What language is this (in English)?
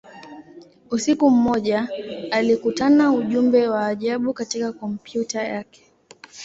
Swahili